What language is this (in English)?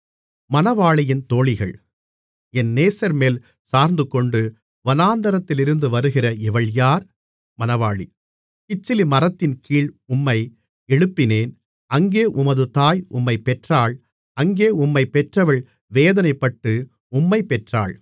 Tamil